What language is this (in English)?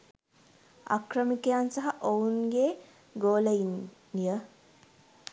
Sinhala